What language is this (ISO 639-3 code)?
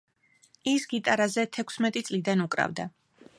kat